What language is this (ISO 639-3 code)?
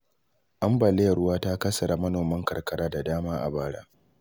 hau